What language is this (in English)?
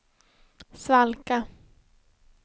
Swedish